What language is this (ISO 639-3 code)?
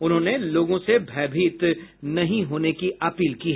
hin